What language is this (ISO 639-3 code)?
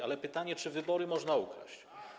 pol